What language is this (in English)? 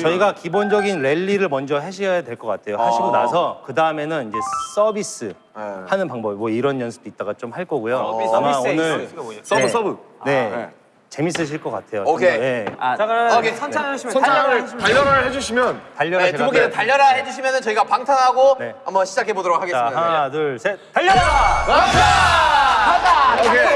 Korean